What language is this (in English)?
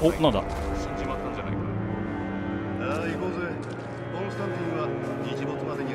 Japanese